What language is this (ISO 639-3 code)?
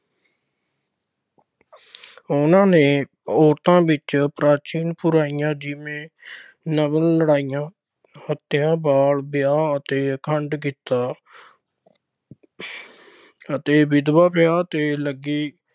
pan